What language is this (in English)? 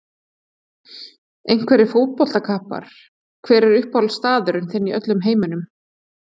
Icelandic